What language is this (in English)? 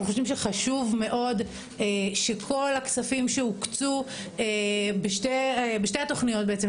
Hebrew